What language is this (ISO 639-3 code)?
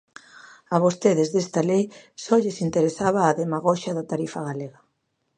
glg